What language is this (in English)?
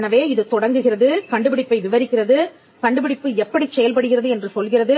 Tamil